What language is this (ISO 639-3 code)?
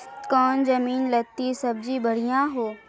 mag